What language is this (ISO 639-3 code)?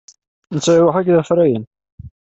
kab